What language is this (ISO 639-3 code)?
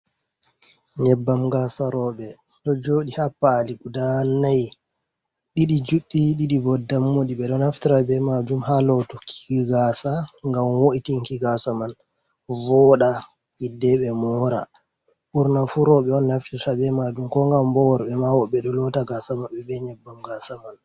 ful